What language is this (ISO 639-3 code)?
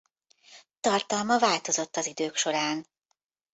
hun